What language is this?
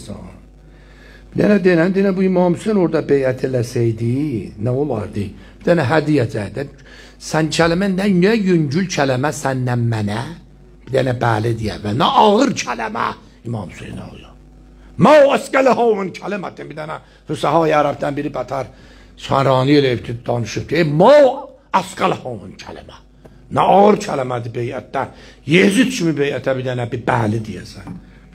Turkish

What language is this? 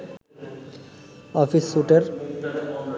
Bangla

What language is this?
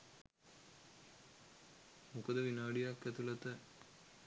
Sinhala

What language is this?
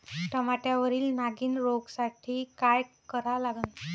Marathi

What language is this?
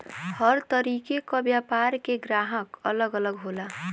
Bhojpuri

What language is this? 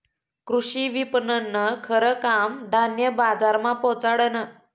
Marathi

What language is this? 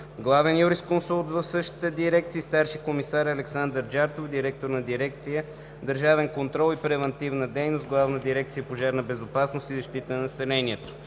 Bulgarian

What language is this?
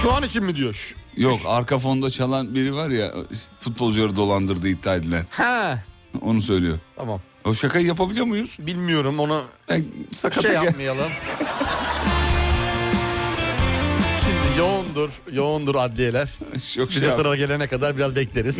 Turkish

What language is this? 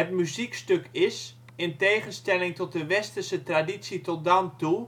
Dutch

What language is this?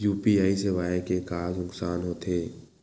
Chhattisgarhi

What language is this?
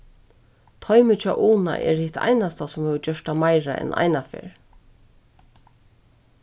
Faroese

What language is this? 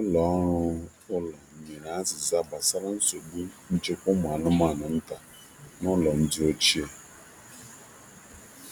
Igbo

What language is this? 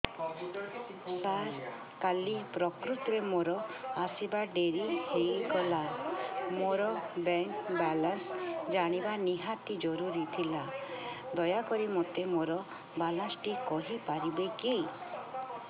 Odia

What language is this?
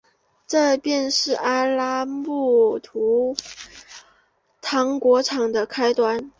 Chinese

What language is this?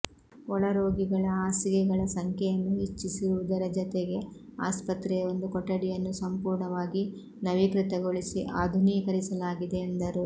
Kannada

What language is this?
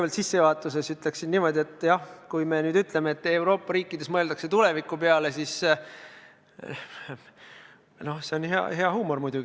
Estonian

